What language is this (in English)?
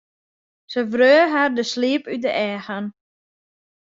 Western Frisian